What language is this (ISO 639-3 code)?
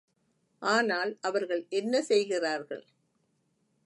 tam